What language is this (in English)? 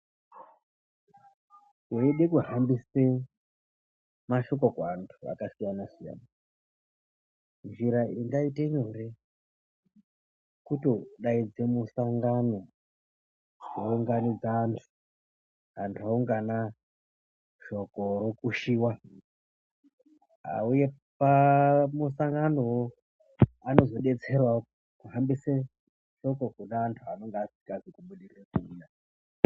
Ndau